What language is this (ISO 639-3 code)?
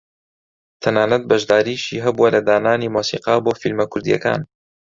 ckb